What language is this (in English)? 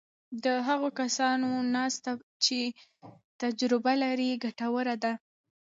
Pashto